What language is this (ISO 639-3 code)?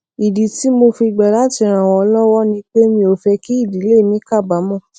yor